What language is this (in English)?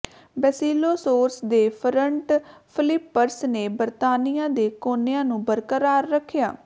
Punjabi